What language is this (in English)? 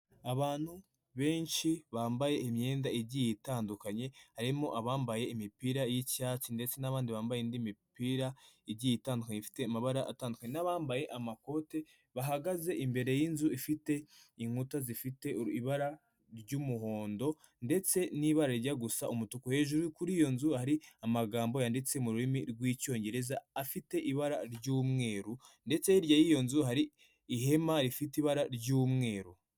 Kinyarwanda